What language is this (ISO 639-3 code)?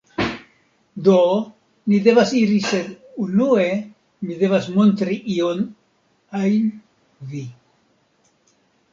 epo